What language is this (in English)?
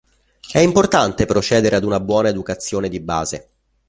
Italian